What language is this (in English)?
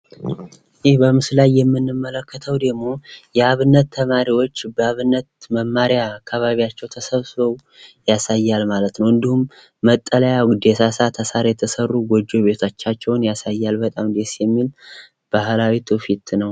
Amharic